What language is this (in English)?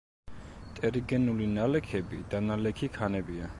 Georgian